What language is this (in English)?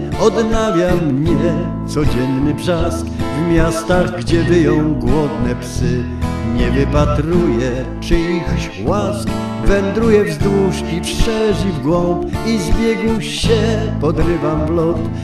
Polish